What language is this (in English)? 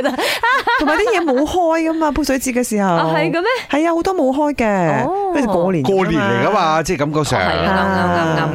Chinese